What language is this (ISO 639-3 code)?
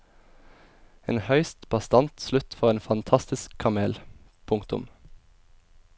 nor